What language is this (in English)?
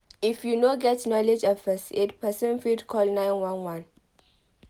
Nigerian Pidgin